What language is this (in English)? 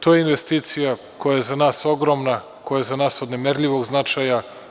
Serbian